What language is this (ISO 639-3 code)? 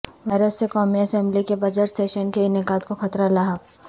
urd